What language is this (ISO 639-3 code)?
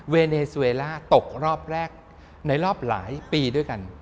tha